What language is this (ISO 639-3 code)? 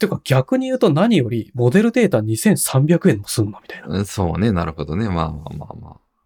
jpn